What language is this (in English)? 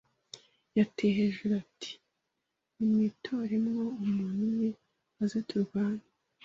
Kinyarwanda